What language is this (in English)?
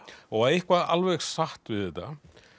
Icelandic